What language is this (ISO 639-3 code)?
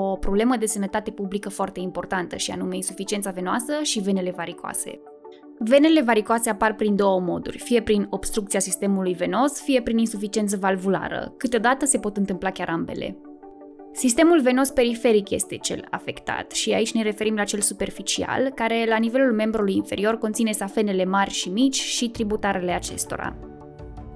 ron